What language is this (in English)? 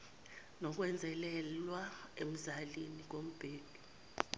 Zulu